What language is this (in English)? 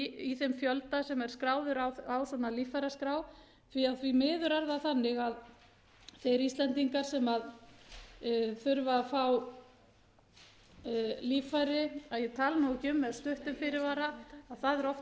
Icelandic